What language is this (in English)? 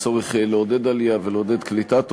Hebrew